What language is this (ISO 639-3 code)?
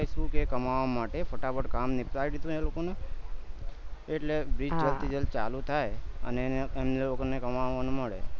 guj